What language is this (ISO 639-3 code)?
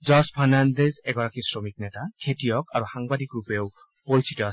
asm